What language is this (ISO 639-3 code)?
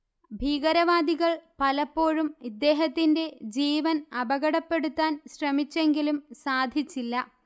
mal